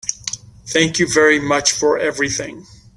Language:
English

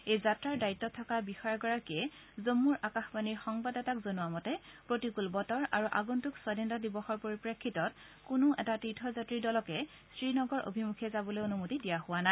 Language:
Assamese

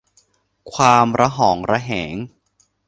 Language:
Thai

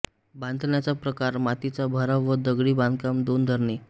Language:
Marathi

